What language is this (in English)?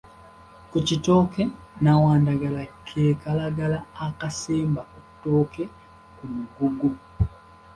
Ganda